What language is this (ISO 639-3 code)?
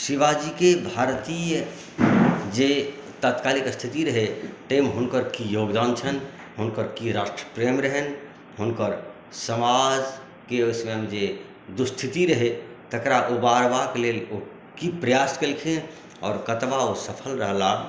mai